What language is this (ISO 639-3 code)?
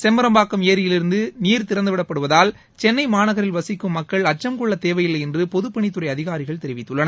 tam